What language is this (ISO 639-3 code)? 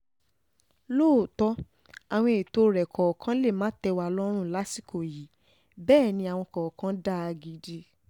yor